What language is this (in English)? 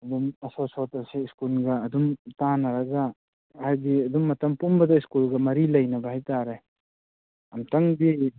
Manipuri